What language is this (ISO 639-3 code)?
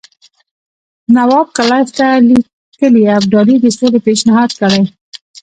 pus